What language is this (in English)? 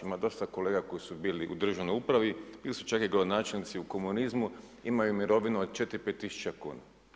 Croatian